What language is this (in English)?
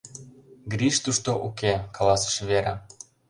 Mari